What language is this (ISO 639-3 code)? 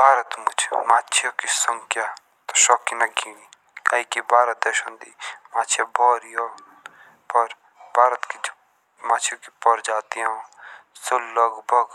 jns